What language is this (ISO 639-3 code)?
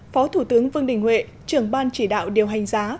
vie